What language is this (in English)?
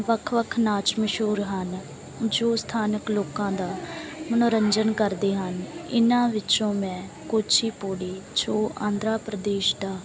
Punjabi